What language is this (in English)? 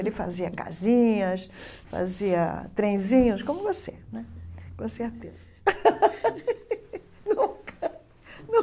Portuguese